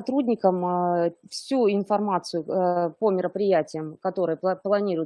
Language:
Russian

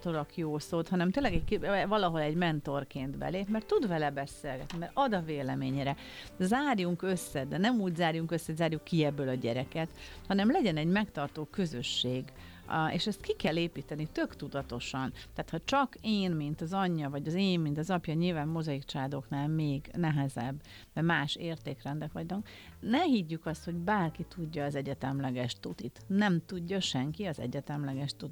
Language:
Hungarian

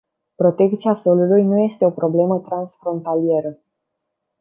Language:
Romanian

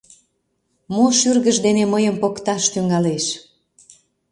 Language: Mari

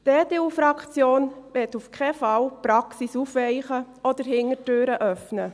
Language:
Swiss German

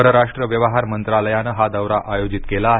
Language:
Marathi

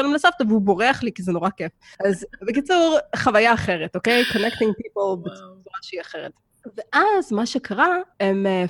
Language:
Hebrew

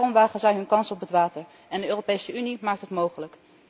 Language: Dutch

